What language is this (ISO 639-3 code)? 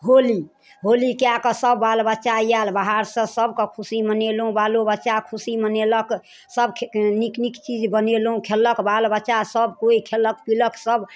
mai